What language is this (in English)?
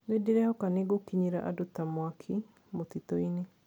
Kikuyu